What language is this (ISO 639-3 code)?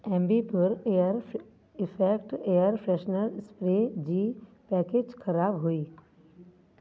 snd